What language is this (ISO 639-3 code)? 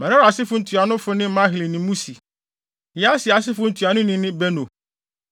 aka